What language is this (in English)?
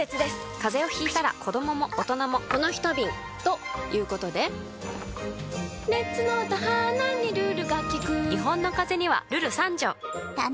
Japanese